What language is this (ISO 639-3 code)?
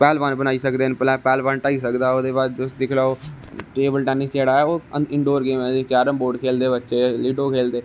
doi